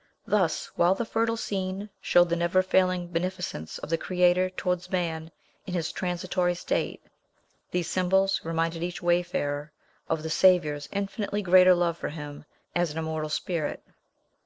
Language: English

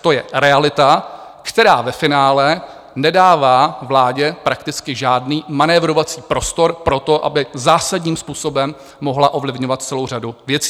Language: Czech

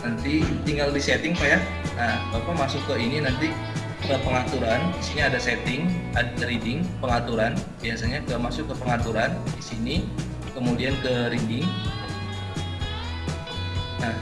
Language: Indonesian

